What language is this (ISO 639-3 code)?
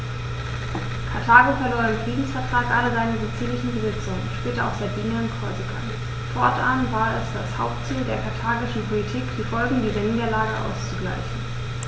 deu